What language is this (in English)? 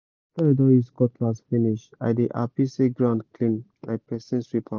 Nigerian Pidgin